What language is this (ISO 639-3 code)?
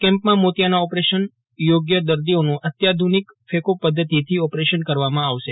guj